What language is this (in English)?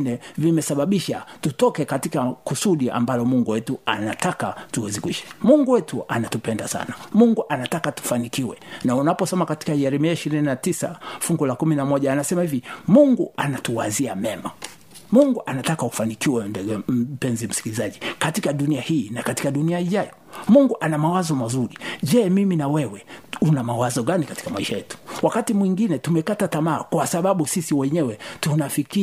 Swahili